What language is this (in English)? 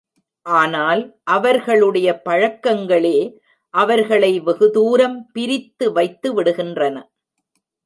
Tamil